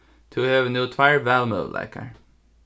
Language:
Faroese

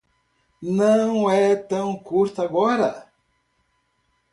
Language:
Portuguese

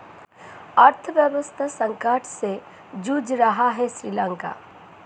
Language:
Hindi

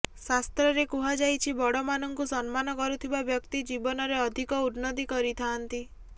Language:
Odia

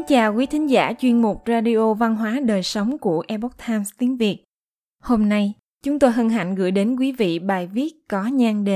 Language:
Vietnamese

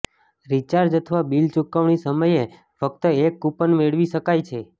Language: Gujarati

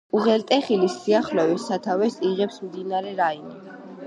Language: Georgian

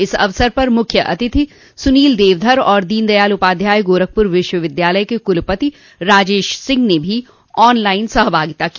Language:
Hindi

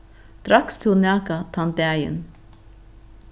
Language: Faroese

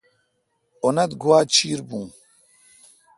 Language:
Kalkoti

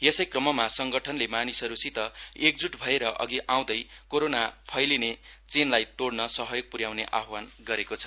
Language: Nepali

